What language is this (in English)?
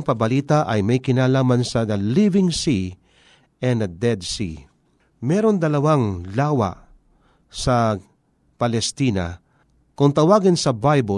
Filipino